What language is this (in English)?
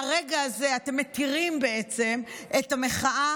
Hebrew